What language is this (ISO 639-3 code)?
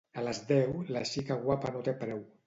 cat